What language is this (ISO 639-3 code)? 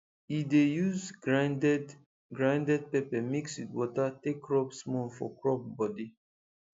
pcm